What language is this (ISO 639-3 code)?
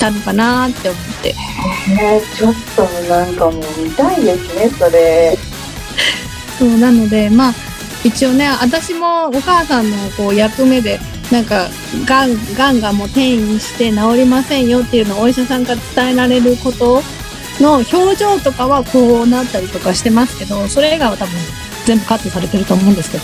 jpn